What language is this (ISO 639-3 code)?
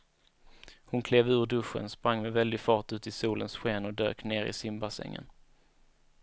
swe